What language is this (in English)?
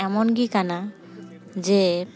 Santali